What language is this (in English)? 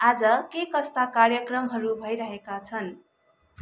Nepali